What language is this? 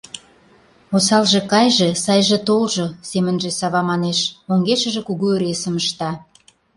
Mari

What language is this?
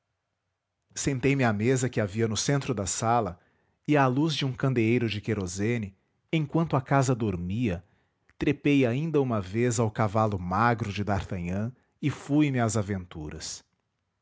Portuguese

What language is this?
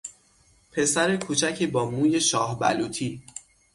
Persian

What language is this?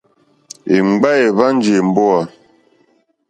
Mokpwe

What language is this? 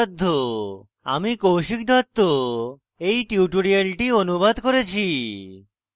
Bangla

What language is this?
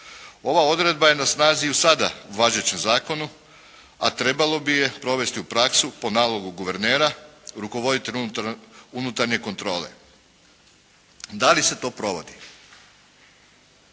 Croatian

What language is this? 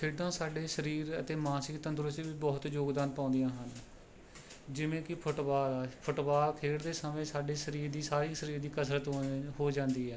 Punjabi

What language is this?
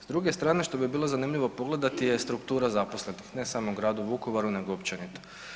Croatian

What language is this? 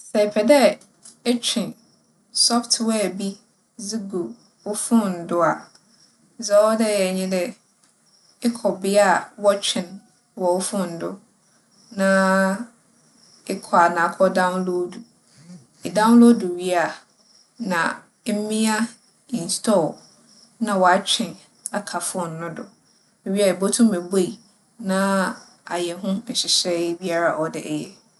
Akan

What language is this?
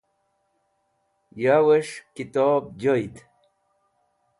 Wakhi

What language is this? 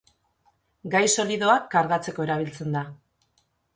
Basque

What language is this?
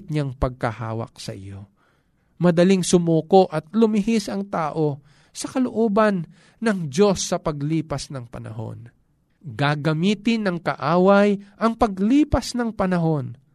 Filipino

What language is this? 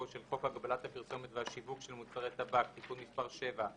Hebrew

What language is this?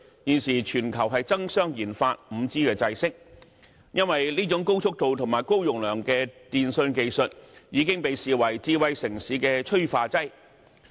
Cantonese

